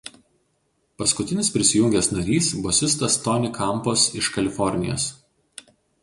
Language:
Lithuanian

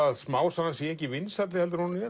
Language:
Icelandic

